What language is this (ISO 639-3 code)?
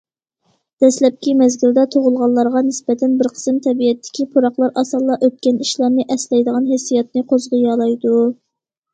uig